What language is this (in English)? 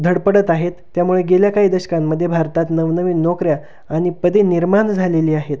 Marathi